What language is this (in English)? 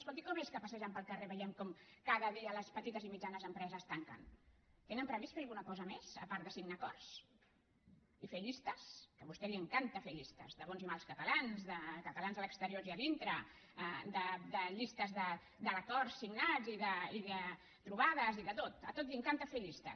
Catalan